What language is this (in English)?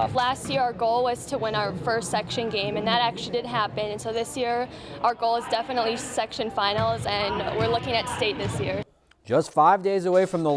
English